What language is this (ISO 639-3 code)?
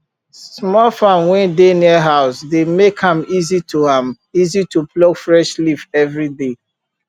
pcm